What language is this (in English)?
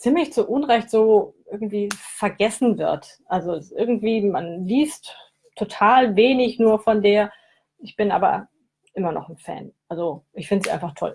German